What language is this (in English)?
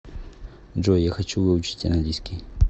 Russian